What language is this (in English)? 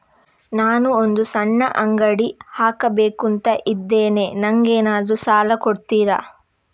Kannada